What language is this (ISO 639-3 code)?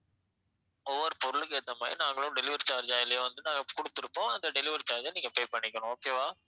tam